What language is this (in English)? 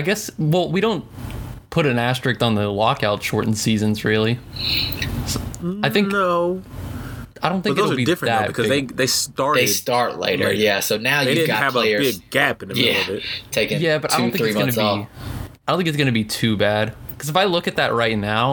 English